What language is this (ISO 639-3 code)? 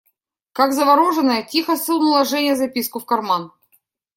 rus